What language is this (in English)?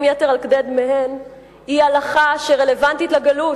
Hebrew